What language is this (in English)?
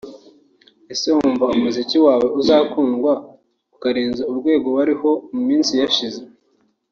Kinyarwanda